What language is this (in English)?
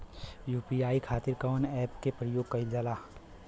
Bhojpuri